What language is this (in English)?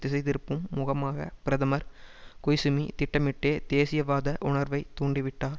Tamil